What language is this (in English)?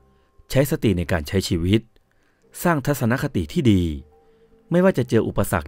Thai